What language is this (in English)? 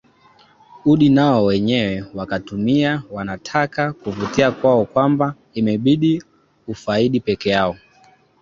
Swahili